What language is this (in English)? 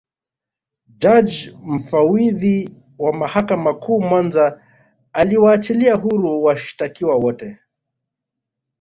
Swahili